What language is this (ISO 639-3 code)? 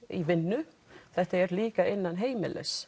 isl